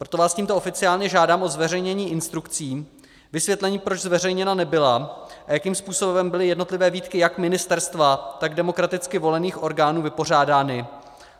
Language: Czech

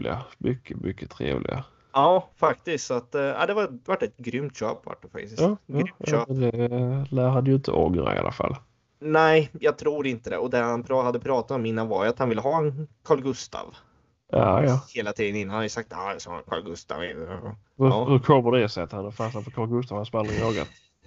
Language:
Swedish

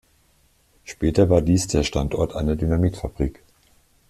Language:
German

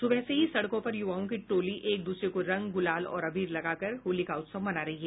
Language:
Hindi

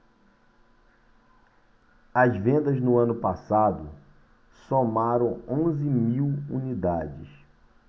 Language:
Portuguese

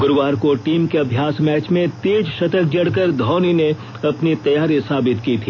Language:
Hindi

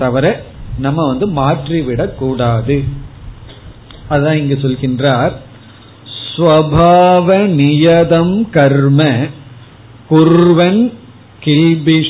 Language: Tamil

